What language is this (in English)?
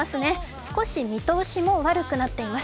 Japanese